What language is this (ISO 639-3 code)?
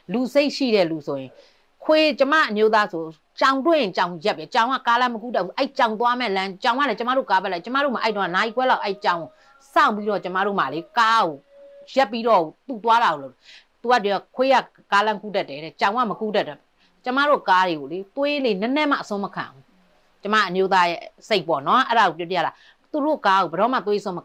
tha